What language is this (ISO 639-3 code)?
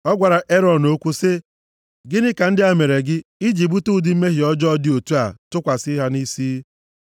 ibo